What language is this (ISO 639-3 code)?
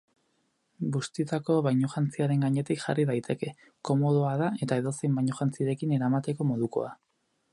eus